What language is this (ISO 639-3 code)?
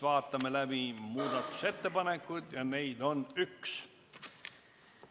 est